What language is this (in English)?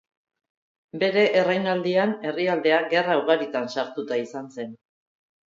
Basque